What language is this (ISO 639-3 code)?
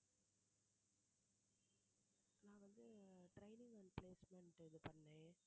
tam